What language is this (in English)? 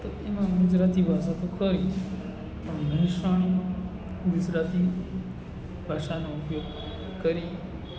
Gujarati